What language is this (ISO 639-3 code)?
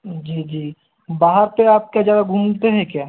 hin